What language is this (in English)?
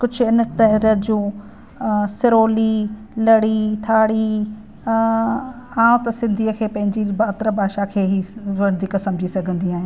Sindhi